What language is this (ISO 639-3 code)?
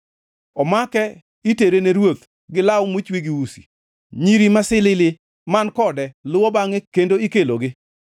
luo